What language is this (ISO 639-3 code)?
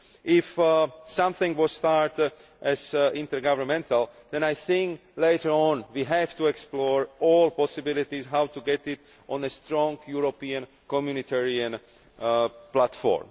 eng